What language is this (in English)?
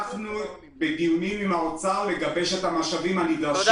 Hebrew